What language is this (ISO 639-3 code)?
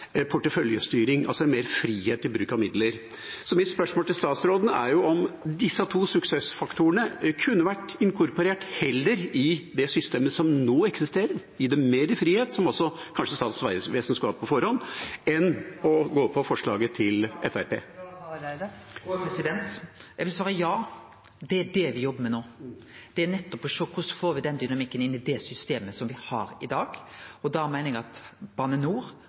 nor